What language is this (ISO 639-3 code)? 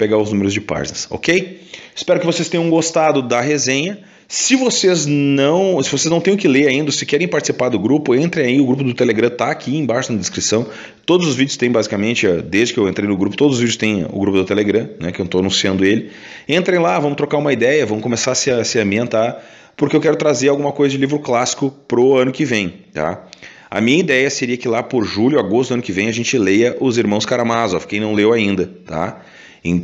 por